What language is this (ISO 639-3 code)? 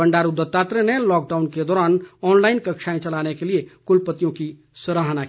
hin